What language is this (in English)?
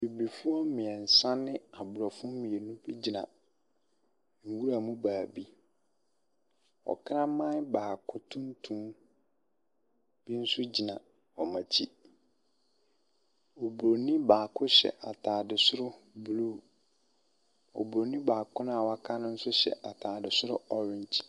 Akan